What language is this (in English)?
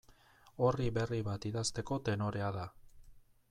Basque